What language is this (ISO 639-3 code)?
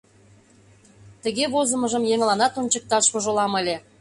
chm